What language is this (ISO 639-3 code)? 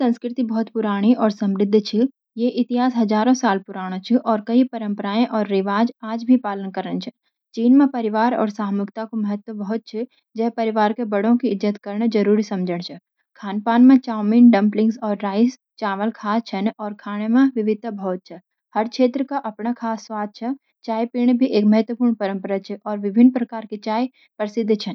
gbm